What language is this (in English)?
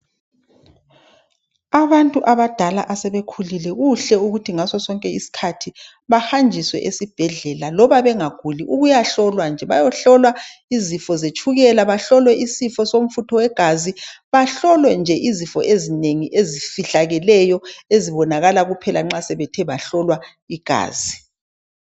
North Ndebele